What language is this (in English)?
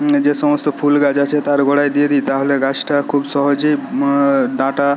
Bangla